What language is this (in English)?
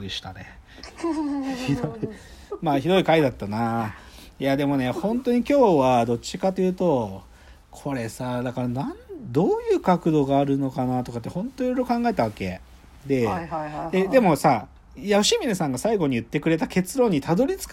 Japanese